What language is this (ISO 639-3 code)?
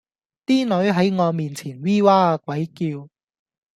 yue